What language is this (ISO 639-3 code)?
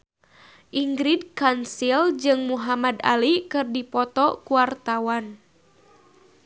sun